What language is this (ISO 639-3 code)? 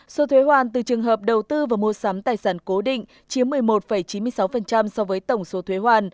vie